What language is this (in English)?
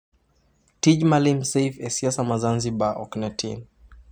Luo (Kenya and Tanzania)